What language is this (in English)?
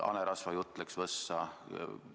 Estonian